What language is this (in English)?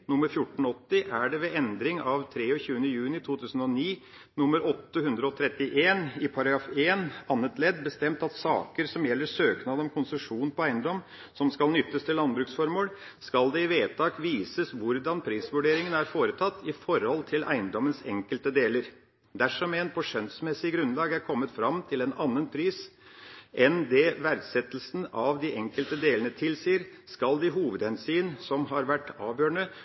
Norwegian Bokmål